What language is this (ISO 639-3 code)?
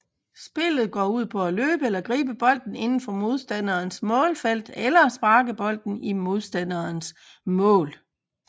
dan